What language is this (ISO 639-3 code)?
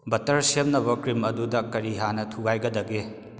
mni